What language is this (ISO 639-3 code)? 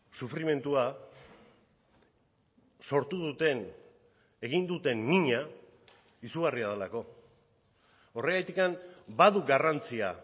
eus